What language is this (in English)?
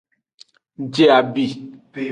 Aja (Benin)